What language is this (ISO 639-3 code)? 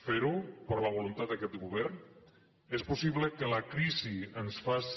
cat